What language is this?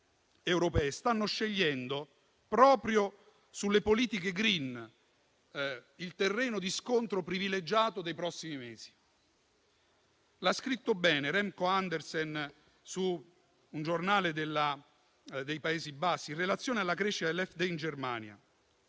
Italian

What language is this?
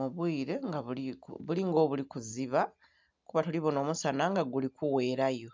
Soga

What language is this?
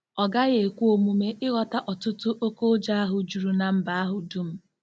Igbo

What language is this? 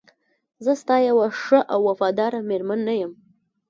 Pashto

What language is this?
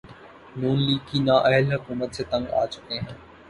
Urdu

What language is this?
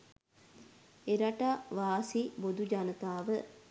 Sinhala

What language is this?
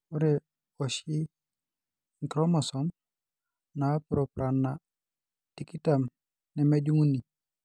Masai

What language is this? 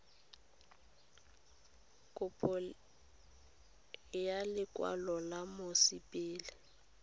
Tswana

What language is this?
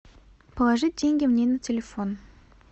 Russian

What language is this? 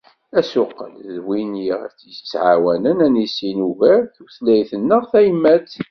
Kabyle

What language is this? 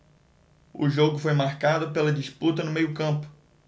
Portuguese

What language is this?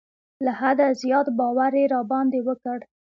Pashto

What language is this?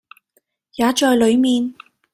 Cantonese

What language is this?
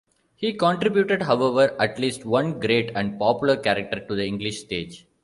English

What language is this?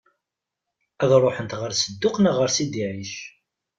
Kabyle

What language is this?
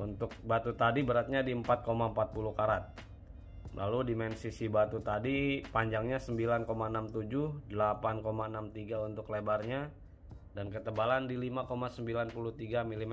Indonesian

